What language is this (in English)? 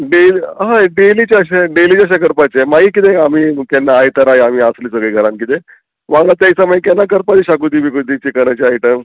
Konkani